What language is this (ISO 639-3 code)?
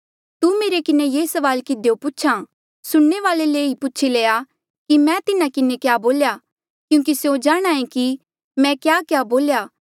mjl